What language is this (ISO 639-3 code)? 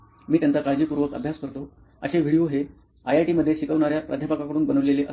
mar